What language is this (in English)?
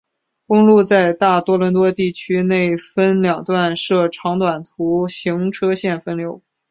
Chinese